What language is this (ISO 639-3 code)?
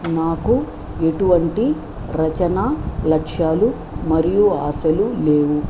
tel